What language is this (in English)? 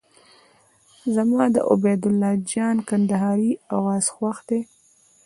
Pashto